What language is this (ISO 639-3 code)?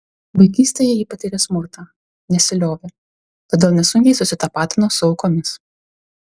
lit